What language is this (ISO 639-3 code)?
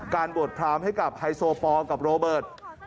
tha